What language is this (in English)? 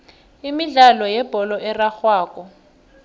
South Ndebele